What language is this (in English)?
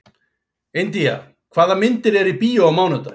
Icelandic